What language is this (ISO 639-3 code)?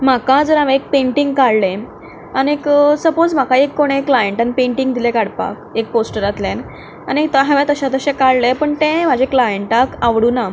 kok